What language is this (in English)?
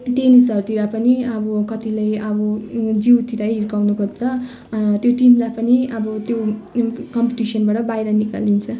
Nepali